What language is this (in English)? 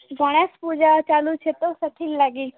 Odia